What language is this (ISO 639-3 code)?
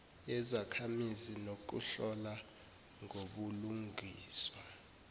zul